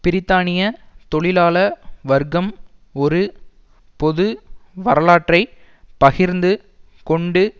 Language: Tamil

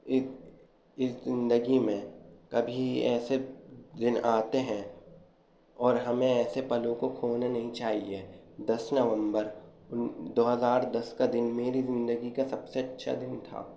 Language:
Urdu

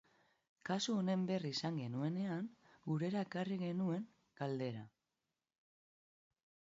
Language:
Basque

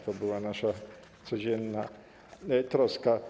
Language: Polish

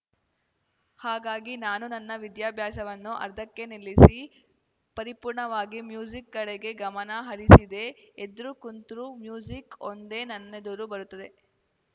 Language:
Kannada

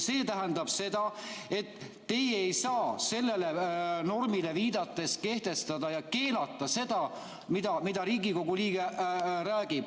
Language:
Estonian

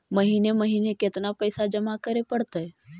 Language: Magahi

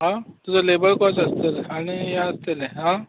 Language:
Konkani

